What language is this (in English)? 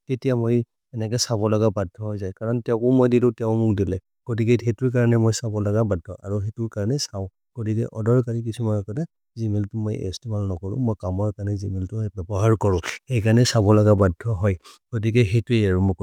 Maria (India)